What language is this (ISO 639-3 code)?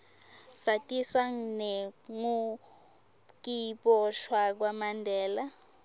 ssw